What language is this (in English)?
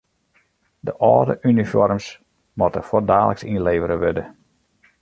Western Frisian